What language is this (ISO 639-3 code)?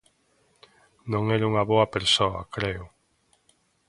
glg